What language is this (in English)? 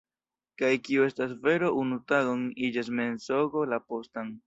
Esperanto